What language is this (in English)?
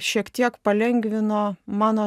Lithuanian